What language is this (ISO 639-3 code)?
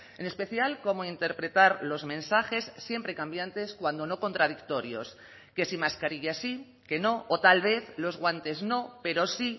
spa